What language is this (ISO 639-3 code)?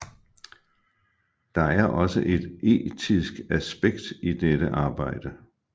dan